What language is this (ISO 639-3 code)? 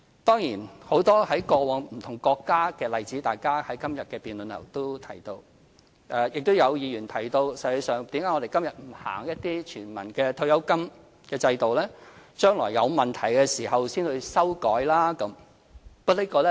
yue